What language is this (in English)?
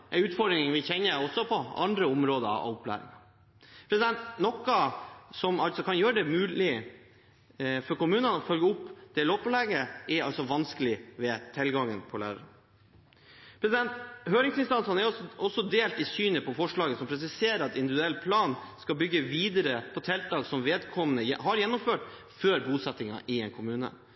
Norwegian Bokmål